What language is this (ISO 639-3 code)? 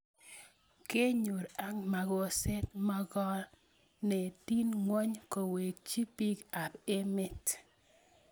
kln